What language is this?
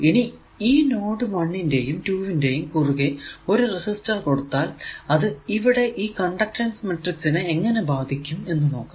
Malayalam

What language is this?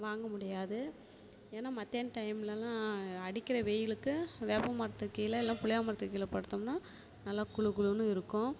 Tamil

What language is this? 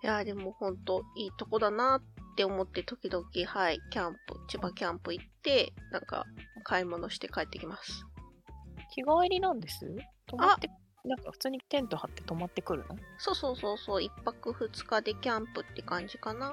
Japanese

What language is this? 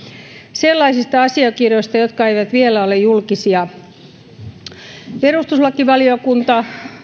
Finnish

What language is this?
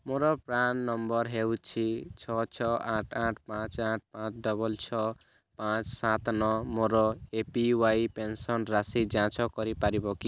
Odia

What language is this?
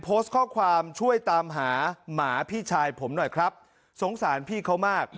Thai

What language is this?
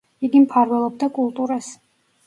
Georgian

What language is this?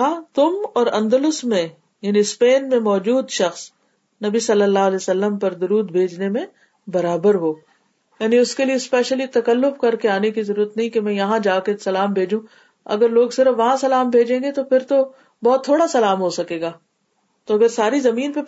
Urdu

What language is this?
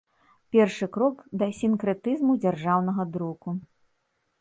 Belarusian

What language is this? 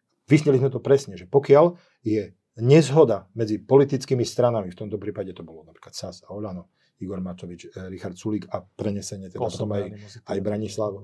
Slovak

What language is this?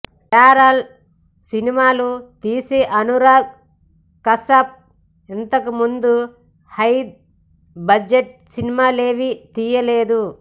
Telugu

